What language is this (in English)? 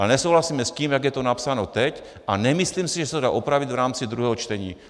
Czech